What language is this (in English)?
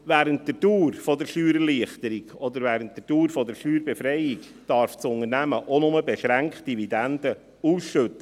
Swiss German